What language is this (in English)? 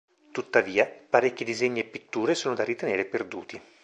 Italian